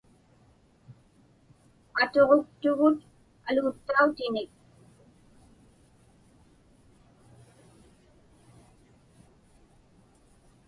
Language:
Inupiaq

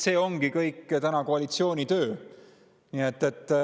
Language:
Estonian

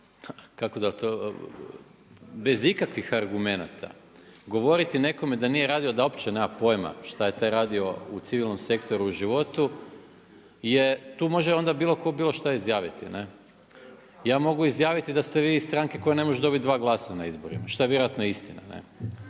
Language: Croatian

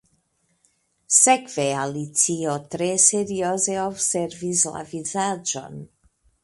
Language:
Esperanto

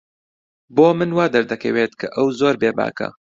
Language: Central Kurdish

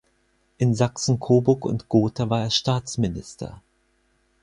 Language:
German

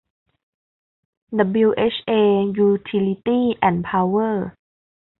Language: Thai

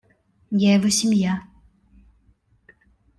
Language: Russian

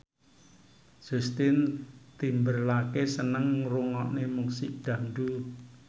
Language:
Javanese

